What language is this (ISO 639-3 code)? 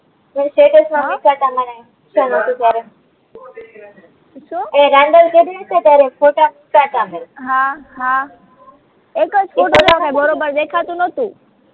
guj